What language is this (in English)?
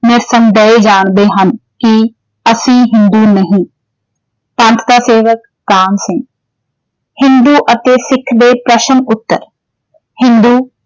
Punjabi